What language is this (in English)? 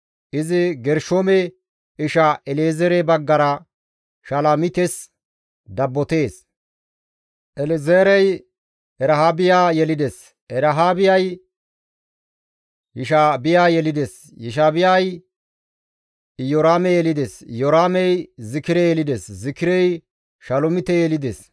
Gamo